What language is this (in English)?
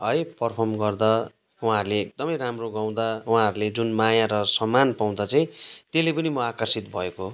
Nepali